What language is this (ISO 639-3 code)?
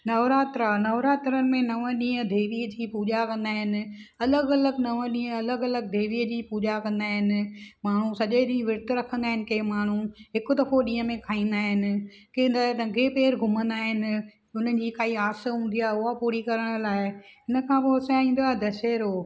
snd